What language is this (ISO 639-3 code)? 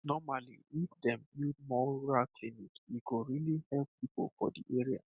pcm